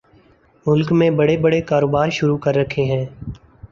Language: Urdu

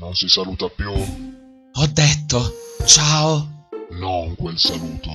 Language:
Italian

